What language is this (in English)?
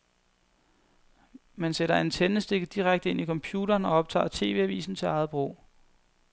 Danish